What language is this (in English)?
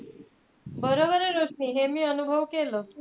Marathi